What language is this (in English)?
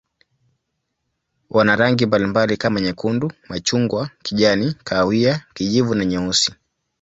Swahili